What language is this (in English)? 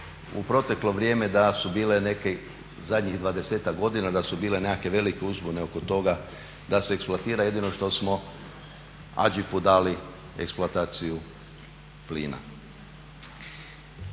Croatian